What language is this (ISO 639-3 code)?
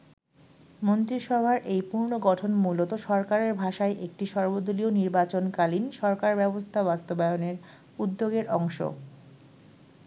ben